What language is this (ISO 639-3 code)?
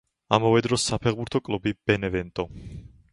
kat